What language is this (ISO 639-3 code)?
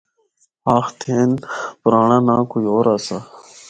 hno